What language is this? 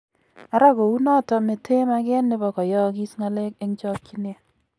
Kalenjin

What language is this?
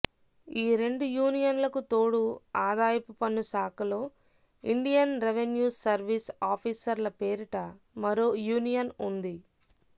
Telugu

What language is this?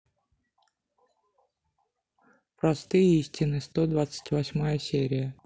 Russian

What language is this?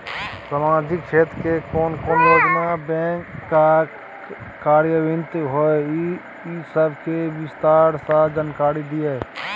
Maithili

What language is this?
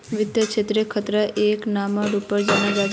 Magahi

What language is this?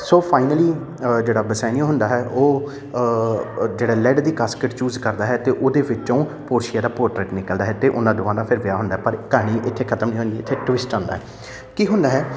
Punjabi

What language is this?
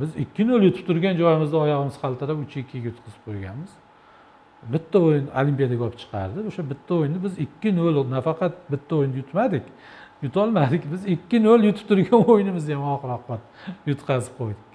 Turkish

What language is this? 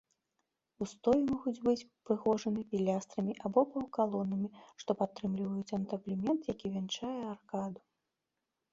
Belarusian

